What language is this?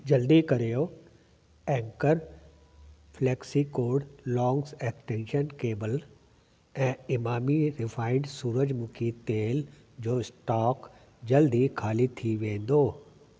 Sindhi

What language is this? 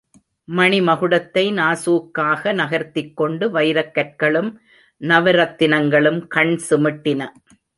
Tamil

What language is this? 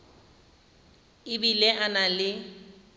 Tswana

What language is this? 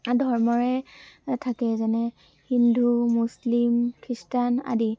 Assamese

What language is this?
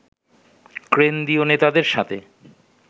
Bangla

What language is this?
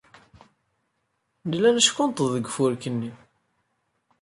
Kabyle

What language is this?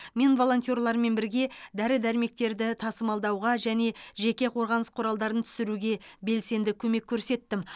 Kazakh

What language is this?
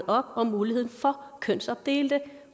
Danish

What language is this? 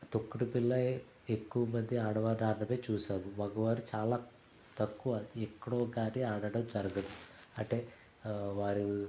Telugu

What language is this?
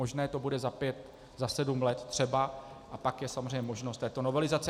Czech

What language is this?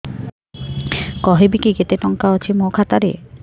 Odia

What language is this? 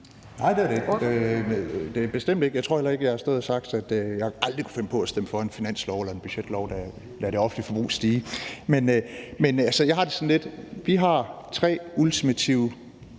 Danish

